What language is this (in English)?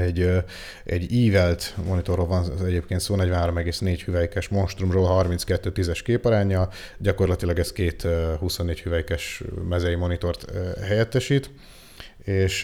Hungarian